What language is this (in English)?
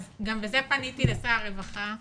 Hebrew